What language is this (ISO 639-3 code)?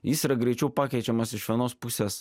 lit